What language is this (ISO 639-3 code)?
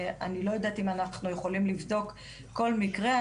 heb